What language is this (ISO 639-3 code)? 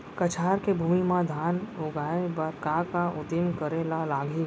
hne